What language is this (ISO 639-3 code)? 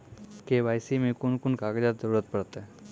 mai